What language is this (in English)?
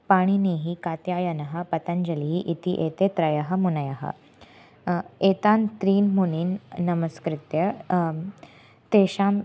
Sanskrit